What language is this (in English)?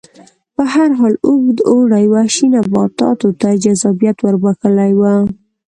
Pashto